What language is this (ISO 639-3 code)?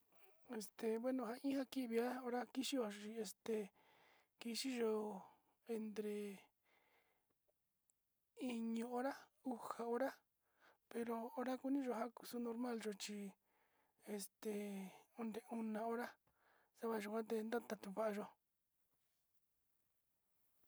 xti